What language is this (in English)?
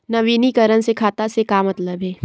Chhattisgarhi